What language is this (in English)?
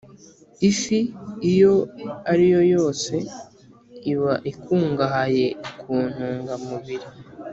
Kinyarwanda